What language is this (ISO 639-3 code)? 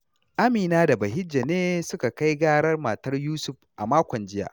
hau